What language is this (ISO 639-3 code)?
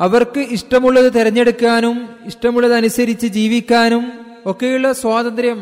mal